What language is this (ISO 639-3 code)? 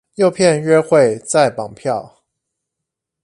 zho